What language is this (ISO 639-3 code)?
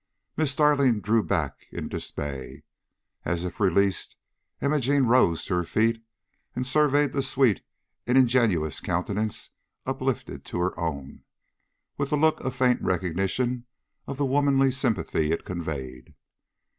eng